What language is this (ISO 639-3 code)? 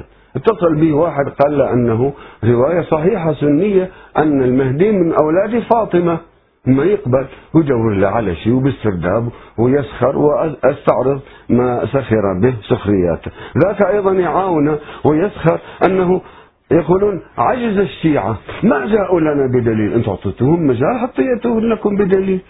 ara